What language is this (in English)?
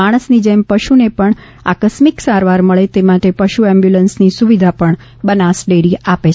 Gujarati